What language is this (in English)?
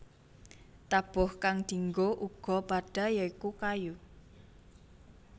Javanese